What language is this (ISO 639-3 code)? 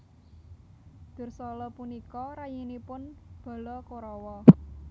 jav